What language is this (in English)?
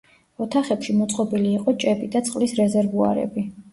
Georgian